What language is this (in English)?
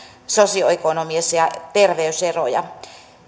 Finnish